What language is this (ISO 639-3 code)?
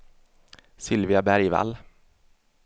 swe